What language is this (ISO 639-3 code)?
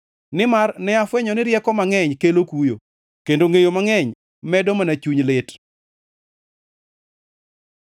luo